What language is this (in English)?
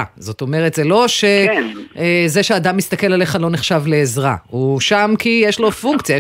Hebrew